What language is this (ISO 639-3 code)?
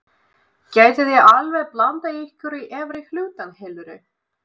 isl